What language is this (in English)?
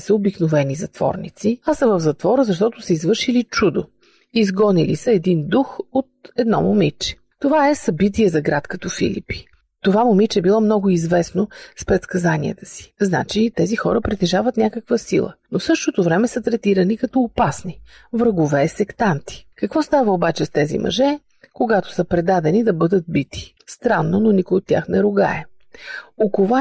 Bulgarian